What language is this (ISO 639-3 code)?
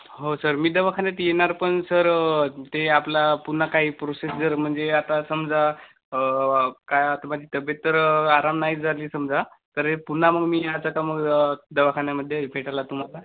mar